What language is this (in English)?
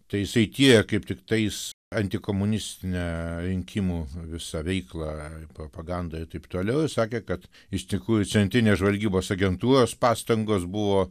Lithuanian